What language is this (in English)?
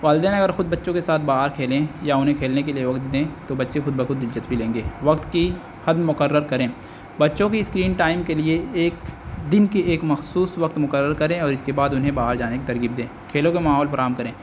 Urdu